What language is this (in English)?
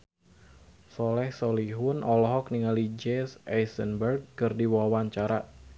Sundanese